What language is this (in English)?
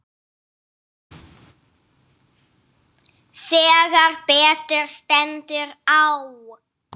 Icelandic